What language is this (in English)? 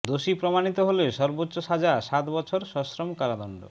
Bangla